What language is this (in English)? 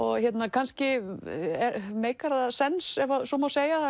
Icelandic